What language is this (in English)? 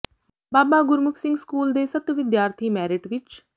Punjabi